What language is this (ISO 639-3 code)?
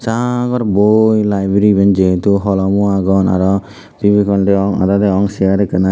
ccp